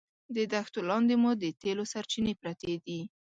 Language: Pashto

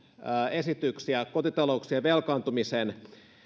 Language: Finnish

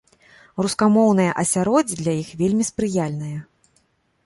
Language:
Belarusian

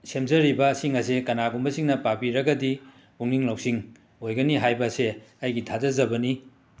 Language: Manipuri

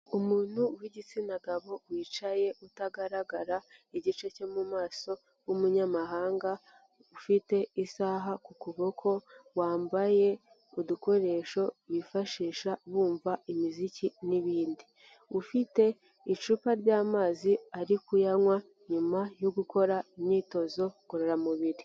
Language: Kinyarwanda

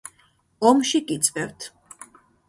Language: Georgian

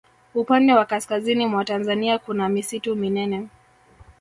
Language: Swahili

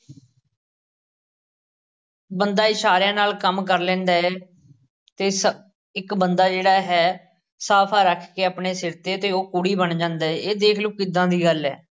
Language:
Punjabi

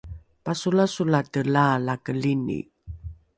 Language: Rukai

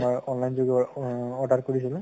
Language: Assamese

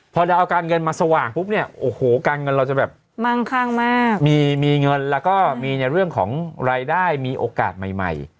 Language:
Thai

